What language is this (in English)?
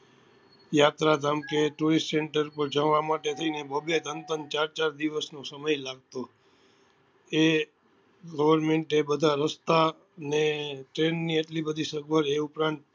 Gujarati